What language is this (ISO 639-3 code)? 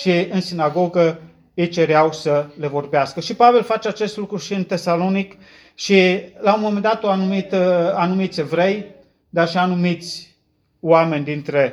ron